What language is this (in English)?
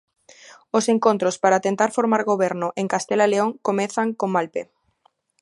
Galician